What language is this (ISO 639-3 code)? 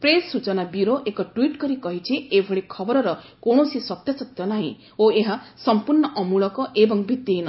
ori